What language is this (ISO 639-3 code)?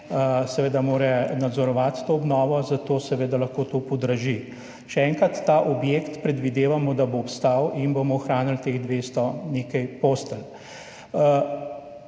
slv